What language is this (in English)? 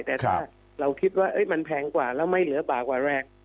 Thai